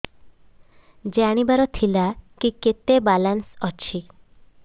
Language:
Odia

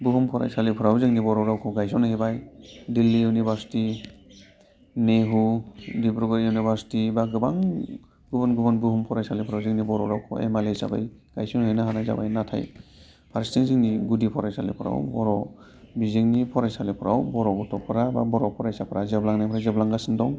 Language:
Bodo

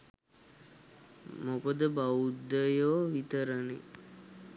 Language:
Sinhala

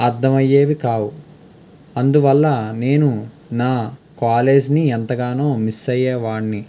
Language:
Telugu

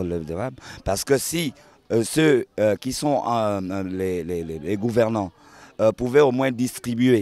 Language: French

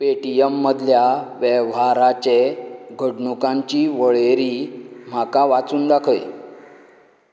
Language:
Konkani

